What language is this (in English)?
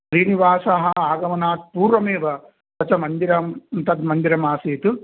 Sanskrit